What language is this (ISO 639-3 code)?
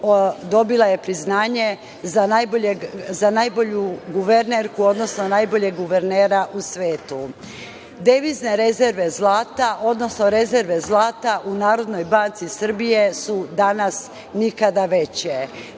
srp